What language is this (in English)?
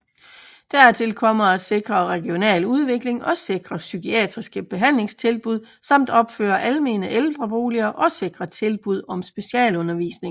Danish